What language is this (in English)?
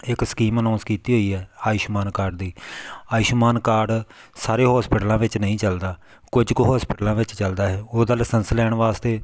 Punjabi